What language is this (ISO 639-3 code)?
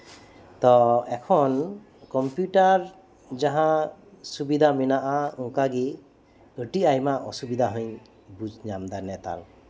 sat